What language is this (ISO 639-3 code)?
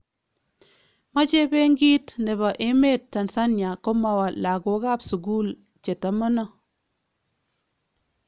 kln